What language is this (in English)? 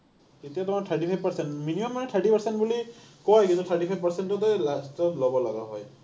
Assamese